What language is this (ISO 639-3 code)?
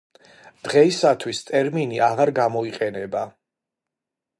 kat